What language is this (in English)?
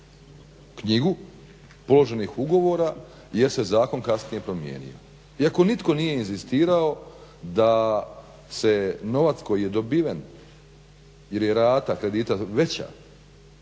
Croatian